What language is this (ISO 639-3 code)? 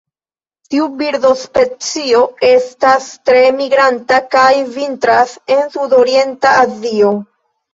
epo